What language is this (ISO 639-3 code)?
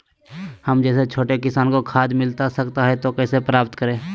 mag